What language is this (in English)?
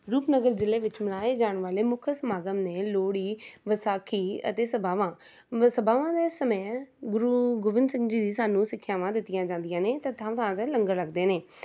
Punjabi